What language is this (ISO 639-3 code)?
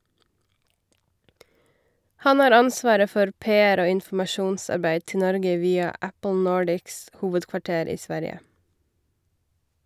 nor